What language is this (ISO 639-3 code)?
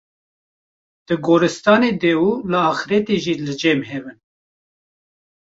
kur